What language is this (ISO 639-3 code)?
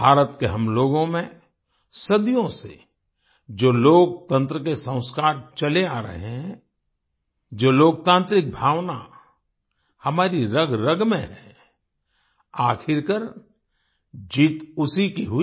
hin